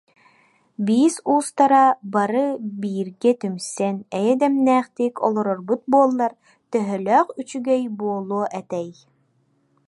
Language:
Yakut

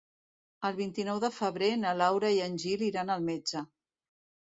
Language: Catalan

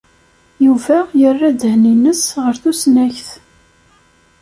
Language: Kabyle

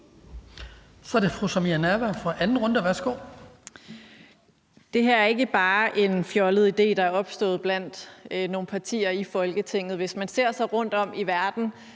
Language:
Danish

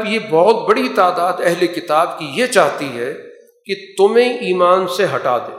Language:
Urdu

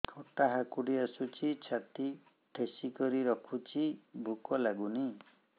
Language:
Odia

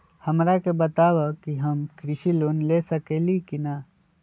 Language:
Magahi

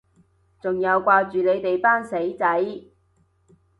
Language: Cantonese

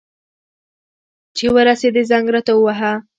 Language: Pashto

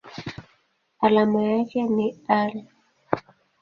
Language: Swahili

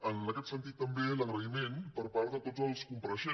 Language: Catalan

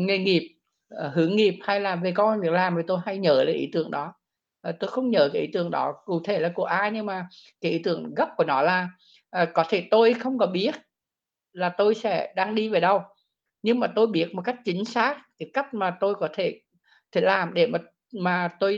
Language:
Vietnamese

